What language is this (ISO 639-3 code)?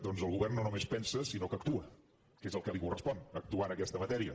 cat